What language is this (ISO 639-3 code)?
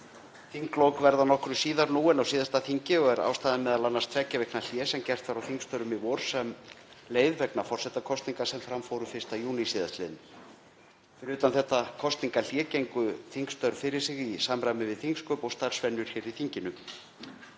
isl